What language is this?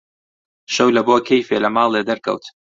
Central Kurdish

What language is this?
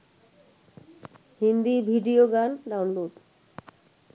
Bangla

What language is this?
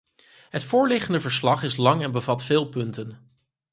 Dutch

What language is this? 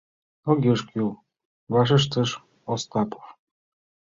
Mari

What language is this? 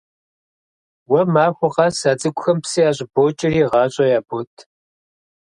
Kabardian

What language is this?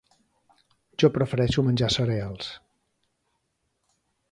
Catalan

